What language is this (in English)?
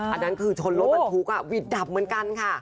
Thai